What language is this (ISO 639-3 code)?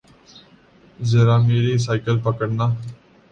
urd